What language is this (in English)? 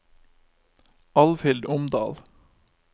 Norwegian